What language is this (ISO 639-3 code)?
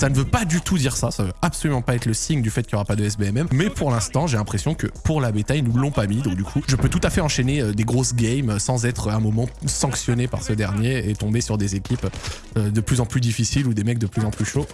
fra